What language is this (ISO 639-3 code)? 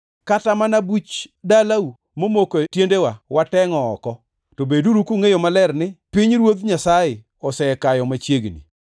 luo